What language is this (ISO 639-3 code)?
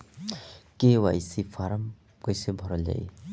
bho